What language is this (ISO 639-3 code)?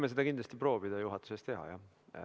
est